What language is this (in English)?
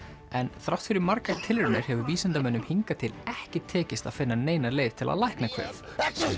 Icelandic